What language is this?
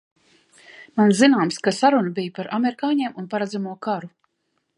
Latvian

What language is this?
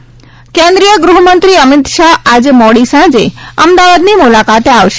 Gujarati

